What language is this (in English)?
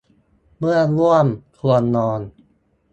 Thai